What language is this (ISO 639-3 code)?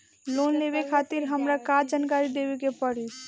bho